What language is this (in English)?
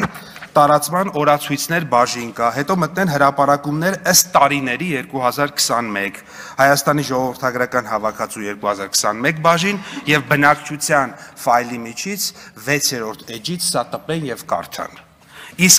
Turkish